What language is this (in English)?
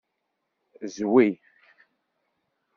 Kabyle